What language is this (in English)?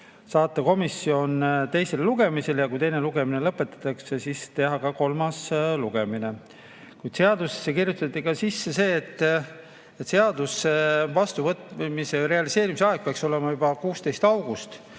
Estonian